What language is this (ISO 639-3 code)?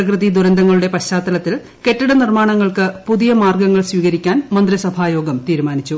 mal